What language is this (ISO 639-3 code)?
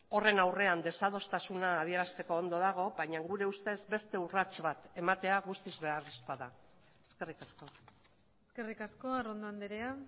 eus